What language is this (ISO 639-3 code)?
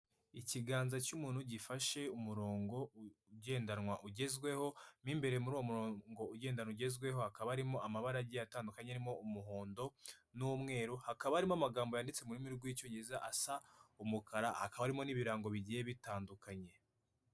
kin